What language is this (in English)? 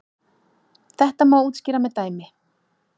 Icelandic